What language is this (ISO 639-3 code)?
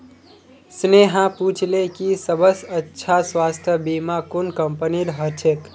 mag